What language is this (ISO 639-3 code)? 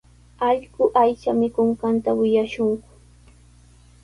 qws